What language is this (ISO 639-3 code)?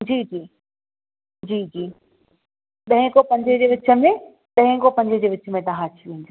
snd